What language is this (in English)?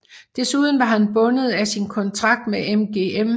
Danish